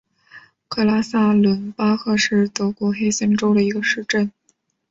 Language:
Chinese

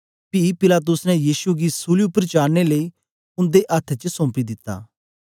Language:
Dogri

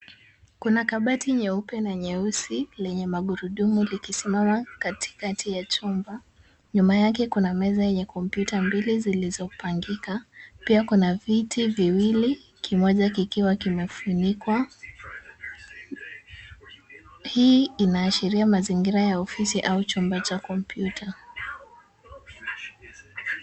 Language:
Swahili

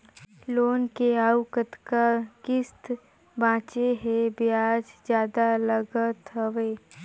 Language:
Chhattisgarhi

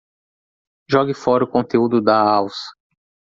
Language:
Portuguese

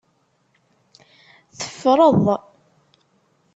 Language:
Kabyle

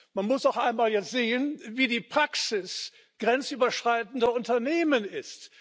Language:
German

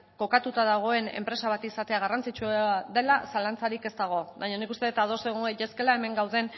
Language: Basque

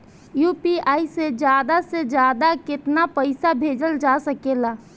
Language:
Bhojpuri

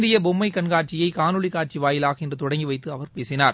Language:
Tamil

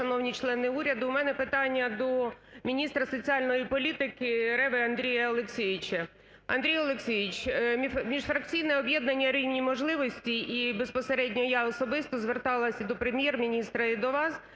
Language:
Ukrainian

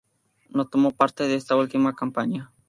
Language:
Spanish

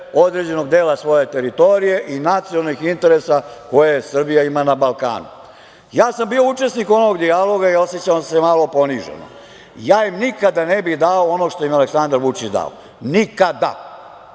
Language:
Serbian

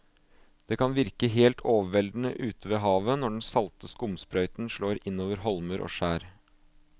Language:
Norwegian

